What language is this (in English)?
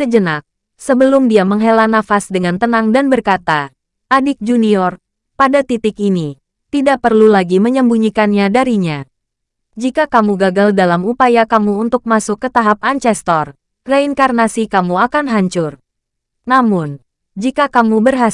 Indonesian